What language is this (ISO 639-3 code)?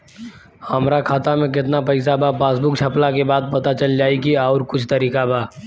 bho